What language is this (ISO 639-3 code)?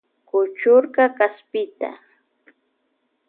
qvj